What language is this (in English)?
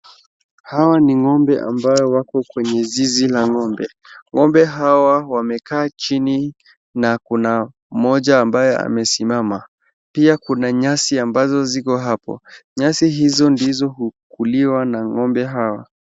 Swahili